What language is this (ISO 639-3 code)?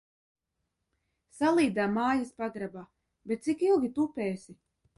lav